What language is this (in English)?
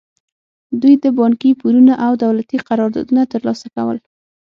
Pashto